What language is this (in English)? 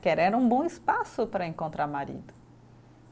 Portuguese